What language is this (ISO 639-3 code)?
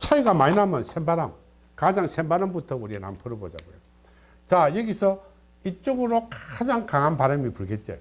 kor